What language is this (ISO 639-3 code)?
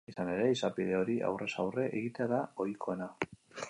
eus